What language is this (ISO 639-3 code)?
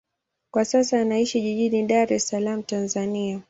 swa